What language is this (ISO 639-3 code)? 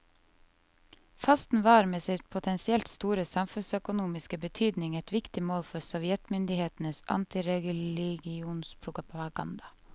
nor